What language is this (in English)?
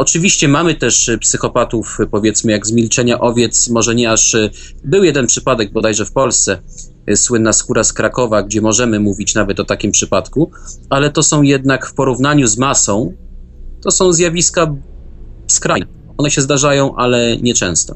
Polish